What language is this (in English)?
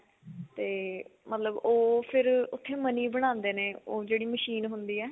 Punjabi